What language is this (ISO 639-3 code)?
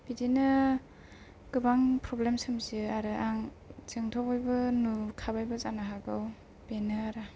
brx